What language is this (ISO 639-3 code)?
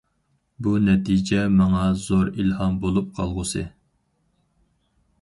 uig